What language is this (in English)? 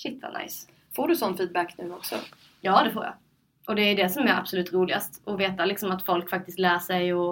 Swedish